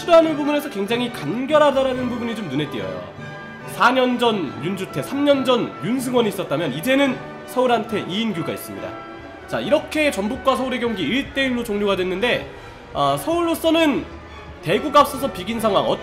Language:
Korean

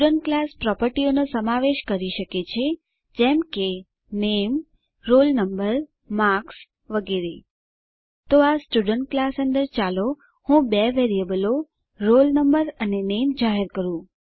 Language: Gujarati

